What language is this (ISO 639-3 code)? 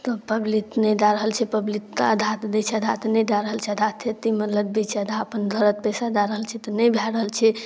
mai